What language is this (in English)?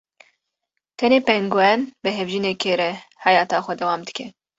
Kurdish